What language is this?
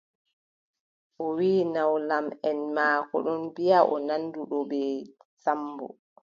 Adamawa Fulfulde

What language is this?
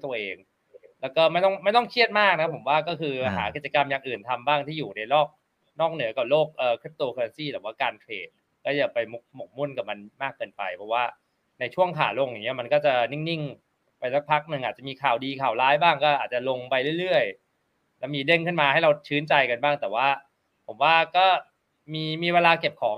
Thai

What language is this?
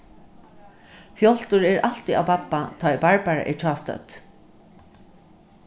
Faroese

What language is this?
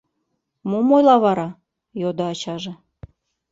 Mari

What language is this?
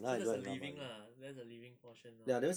English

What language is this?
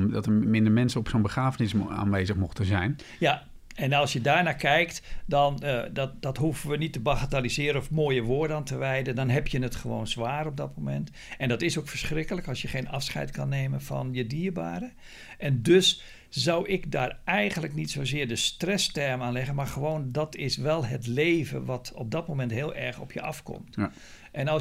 Dutch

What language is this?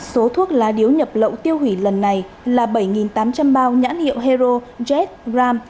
Vietnamese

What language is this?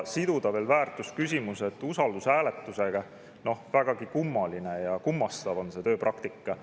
Estonian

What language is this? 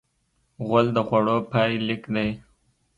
Pashto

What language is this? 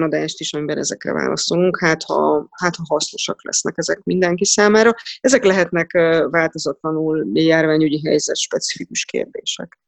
Hungarian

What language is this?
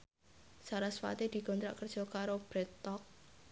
Javanese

